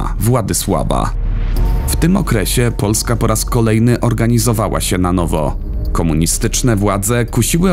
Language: Polish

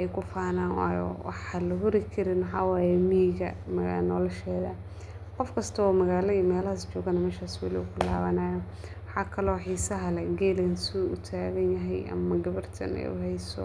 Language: Somali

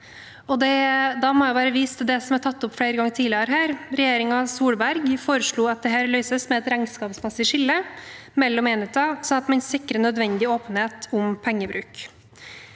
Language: Norwegian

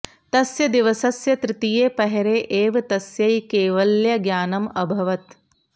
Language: Sanskrit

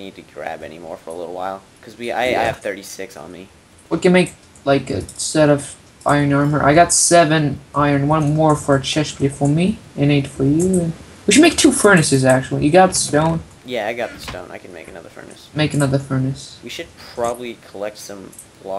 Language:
English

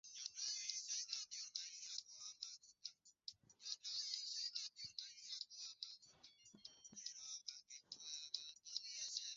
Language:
Swahili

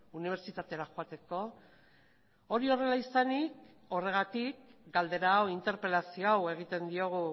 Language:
Basque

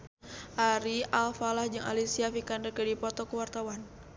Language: Sundanese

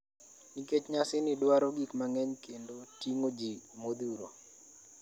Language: Luo (Kenya and Tanzania)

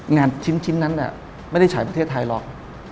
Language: Thai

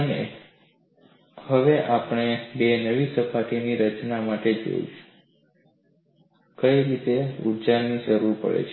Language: Gujarati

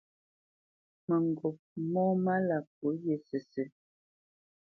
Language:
Bamenyam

